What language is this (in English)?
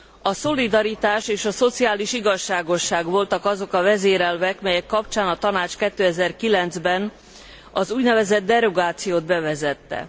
Hungarian